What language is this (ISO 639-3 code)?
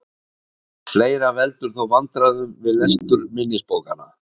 isl